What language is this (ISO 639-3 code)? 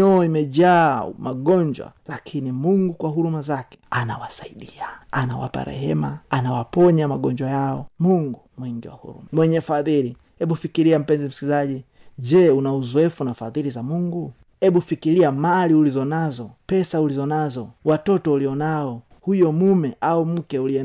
swa